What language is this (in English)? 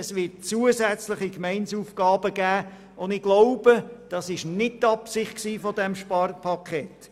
Swiss German